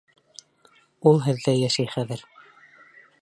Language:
Bashkir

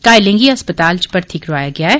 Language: Dogri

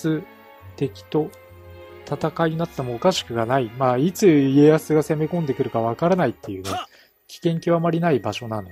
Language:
Japanese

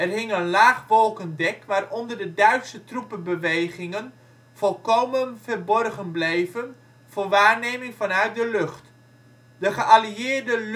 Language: Dutch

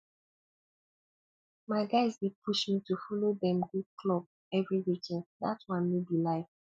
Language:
Nigerian Pidgin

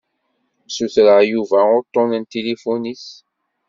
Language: Kabyle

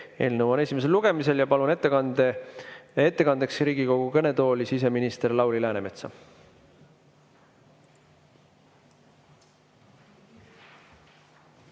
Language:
Estonian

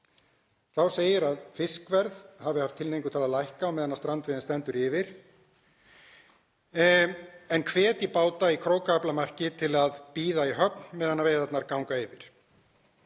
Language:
Icelandic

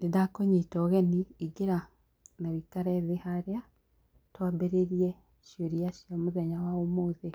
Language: Kikuyu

